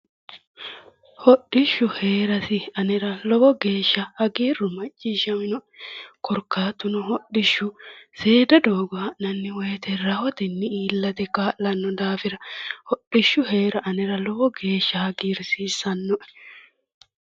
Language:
Sidamo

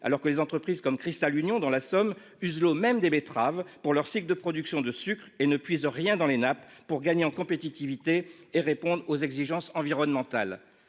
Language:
French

